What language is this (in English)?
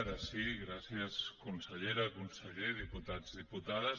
Catalan